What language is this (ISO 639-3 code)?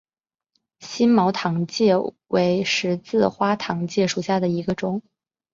zho